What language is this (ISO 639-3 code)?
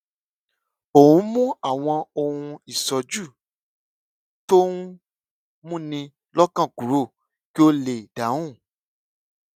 yor